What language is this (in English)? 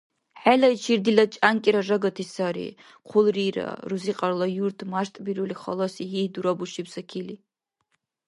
Dargwa